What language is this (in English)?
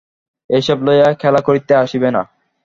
Bangla